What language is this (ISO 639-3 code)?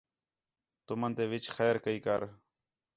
xhe